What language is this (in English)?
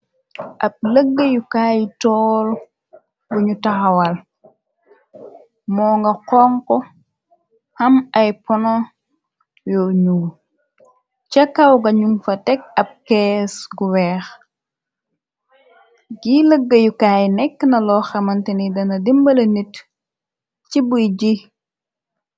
Wolof